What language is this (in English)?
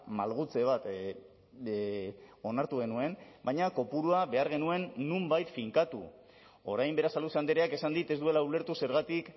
Basque